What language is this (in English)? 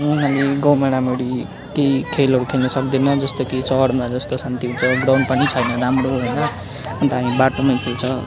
Nepali